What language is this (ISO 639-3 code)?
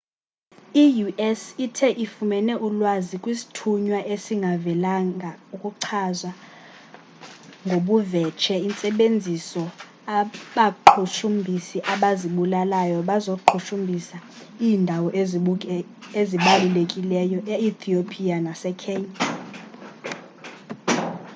xho